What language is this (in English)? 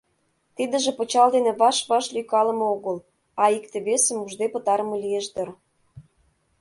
Mari